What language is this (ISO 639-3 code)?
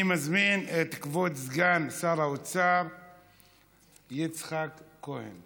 heb